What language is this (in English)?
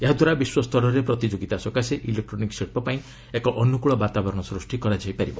Odia